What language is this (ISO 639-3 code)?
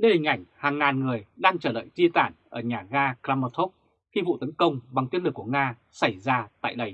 vie